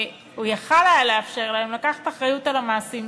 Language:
Hebrew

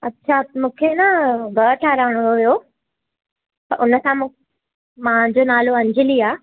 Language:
Sindhi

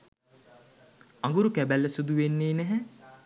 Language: Sinhala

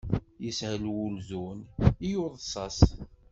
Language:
Kabyle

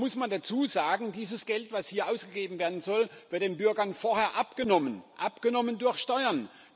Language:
German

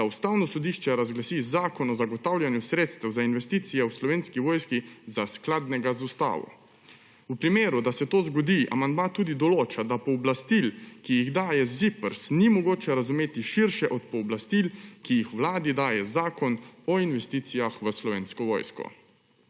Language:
Slovenian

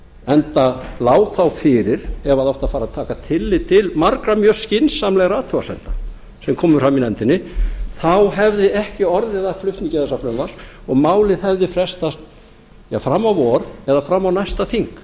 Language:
Icelandic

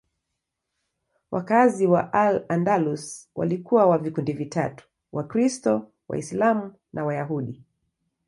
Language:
Swahili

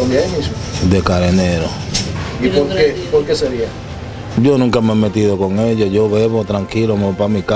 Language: Spanish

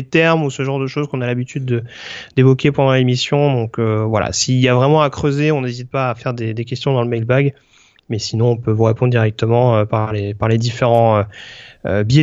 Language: French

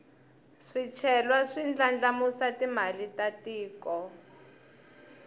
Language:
Tsonga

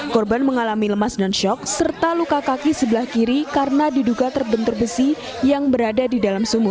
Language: Indonesian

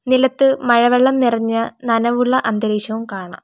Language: Malayalam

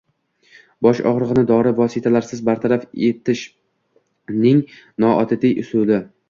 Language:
Uzbek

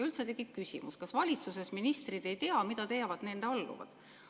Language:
Estonian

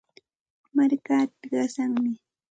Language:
Santa Ana de Tusi Pasco Quechua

